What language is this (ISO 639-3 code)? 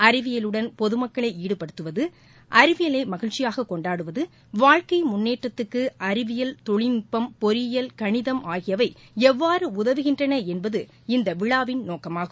tam